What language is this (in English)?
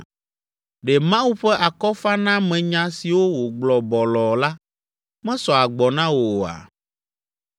Ewe